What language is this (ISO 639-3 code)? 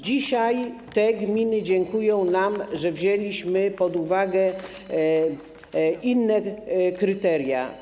pol